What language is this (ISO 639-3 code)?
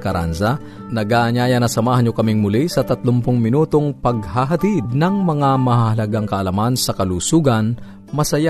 fil